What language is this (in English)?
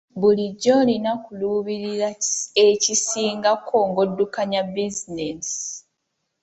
Ganda